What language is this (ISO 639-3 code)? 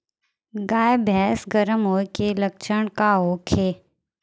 bho